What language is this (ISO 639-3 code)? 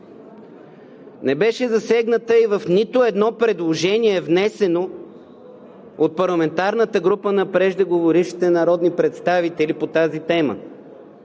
bul